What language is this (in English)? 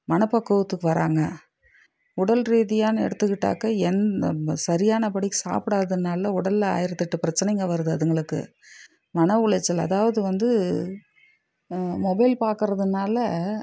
Tamil